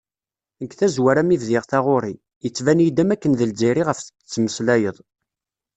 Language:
Kabyle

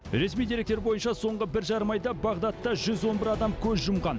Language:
Kazakh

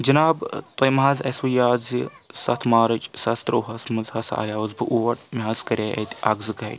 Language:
Kashmiri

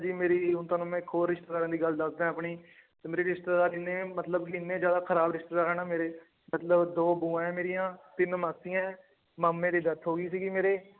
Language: Punjabi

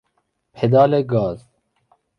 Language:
Persian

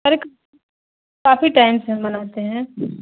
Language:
Urdu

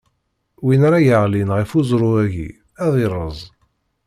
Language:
Kabyle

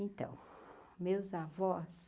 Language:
Portuguese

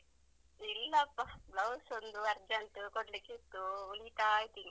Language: Kannada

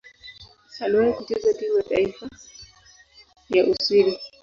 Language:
Swahili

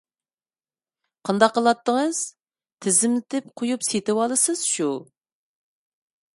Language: Uyghur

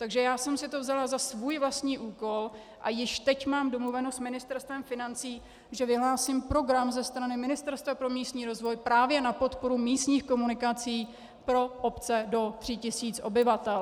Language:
Czech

